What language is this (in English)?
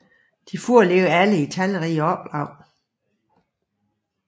Danish